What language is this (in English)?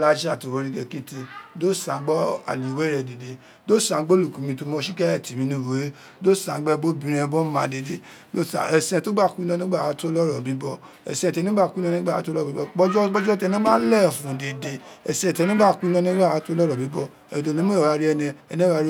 Isekiri